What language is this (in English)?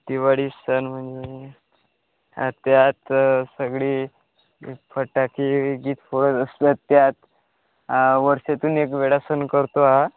Marathi